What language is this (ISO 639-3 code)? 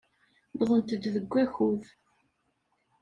kab